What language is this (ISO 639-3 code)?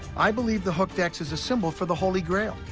eng